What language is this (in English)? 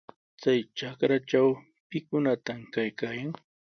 Sihuas Ancash Quechua